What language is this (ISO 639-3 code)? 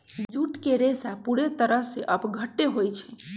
mag